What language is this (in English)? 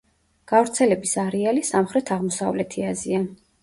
Georgian